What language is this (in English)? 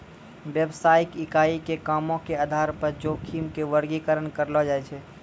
Maithili